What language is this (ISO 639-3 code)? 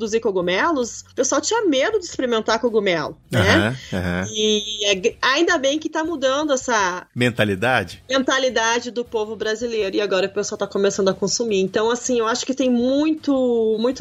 por